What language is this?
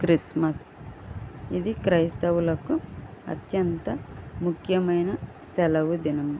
Telugu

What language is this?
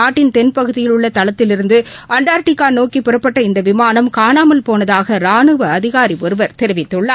Tamil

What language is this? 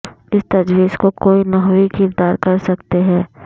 Urdu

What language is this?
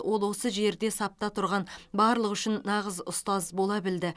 Kazakh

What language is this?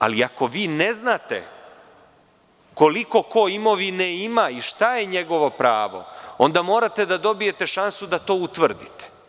Serbian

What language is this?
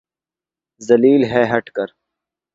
Urdu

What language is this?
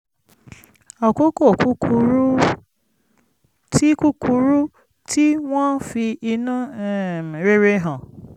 Yoruba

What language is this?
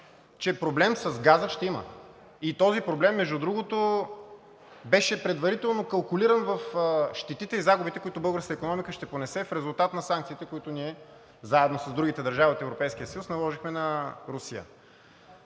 Bulgarian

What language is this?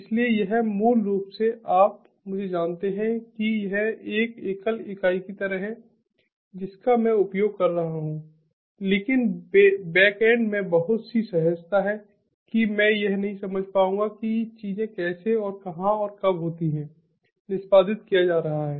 Hindi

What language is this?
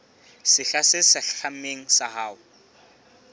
Southern Sotho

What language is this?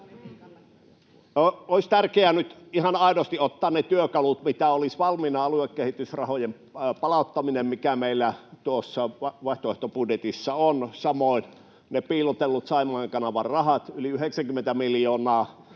Finnish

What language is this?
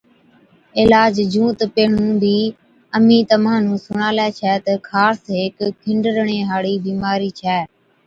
Od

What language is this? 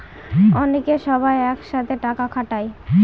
Bangla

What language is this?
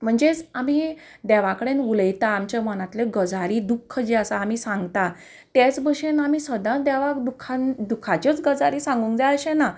Konkani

